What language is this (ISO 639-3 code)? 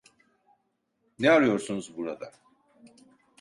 tur